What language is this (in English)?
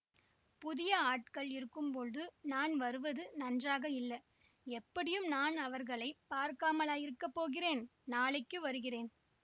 Tamil